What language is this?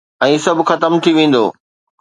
Sindhi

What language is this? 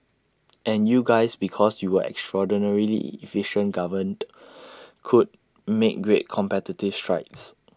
English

